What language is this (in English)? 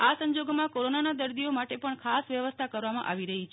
Gujarati